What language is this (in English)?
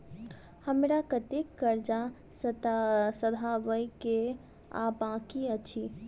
Maithili